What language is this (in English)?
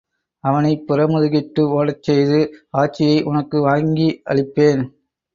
Tamil